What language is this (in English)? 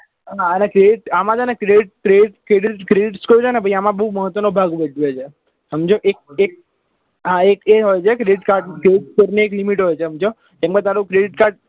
Gujarati